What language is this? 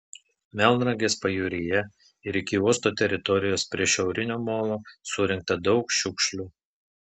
Lithuanian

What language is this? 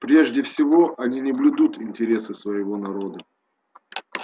Russian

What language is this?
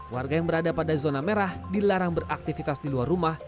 Indonesian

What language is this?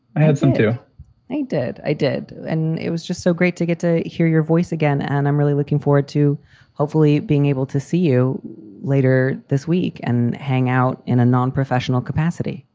English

